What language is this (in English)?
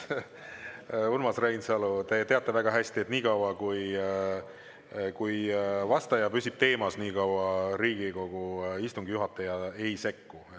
Estonian